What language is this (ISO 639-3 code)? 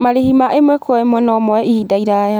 kik